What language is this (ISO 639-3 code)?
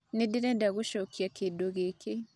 kik